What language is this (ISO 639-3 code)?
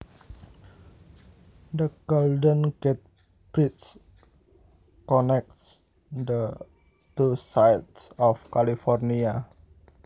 jav